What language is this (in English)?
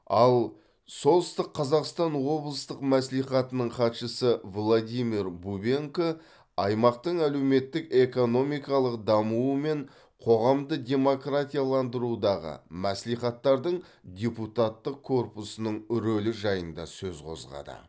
Kazakh